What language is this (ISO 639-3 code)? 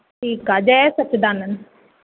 snd